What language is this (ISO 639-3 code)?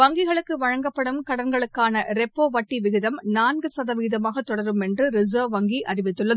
tam